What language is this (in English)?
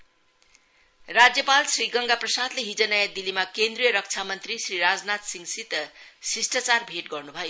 Nepali